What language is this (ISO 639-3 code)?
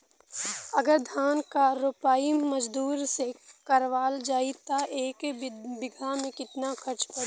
bho